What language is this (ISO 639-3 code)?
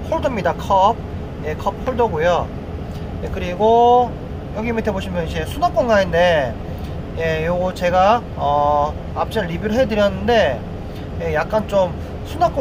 kor